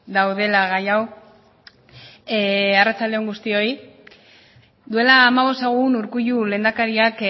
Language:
Basque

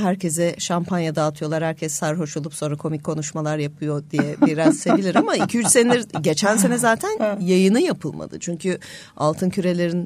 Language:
Turkish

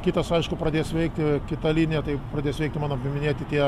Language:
Lithuanian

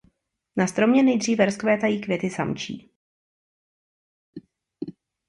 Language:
Czech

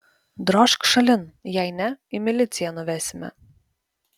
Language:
Lithuanian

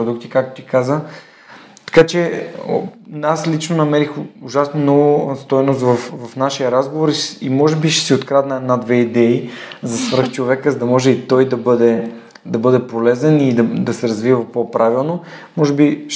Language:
Bulgarian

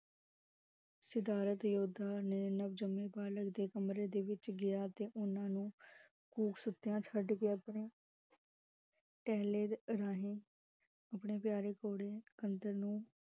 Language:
Punjabi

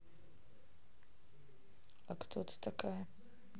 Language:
Russian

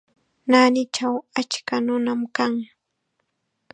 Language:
Chiquián Ancash Quechua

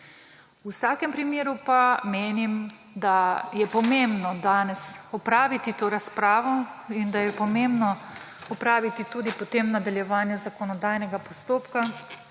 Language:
Slovenian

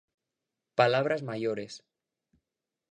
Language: Galician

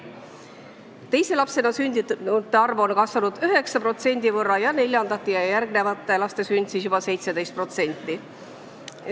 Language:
Estonian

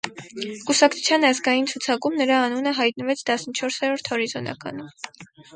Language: Armenian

